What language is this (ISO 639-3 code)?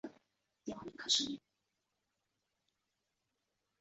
zho